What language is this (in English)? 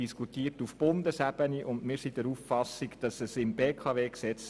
Swiss German